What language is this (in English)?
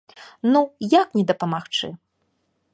Belarusian